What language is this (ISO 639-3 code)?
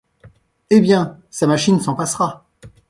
fra